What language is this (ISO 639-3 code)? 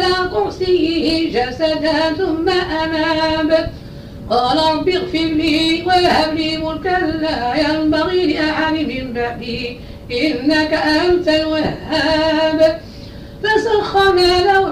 ara